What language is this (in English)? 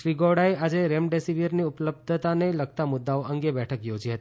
Gujarati